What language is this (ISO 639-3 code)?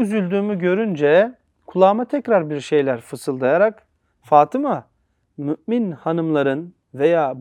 tur